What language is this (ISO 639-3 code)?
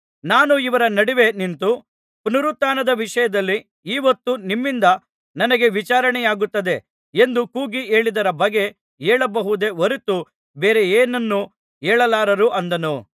kan